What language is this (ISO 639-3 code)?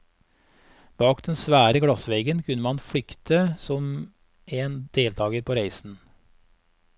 nor